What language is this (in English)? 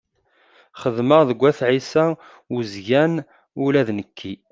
Kabyle